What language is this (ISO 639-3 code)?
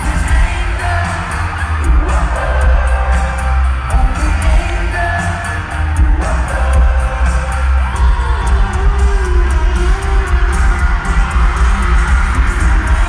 nld